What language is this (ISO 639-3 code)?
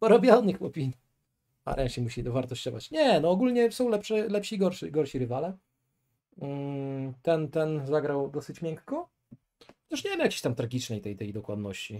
pol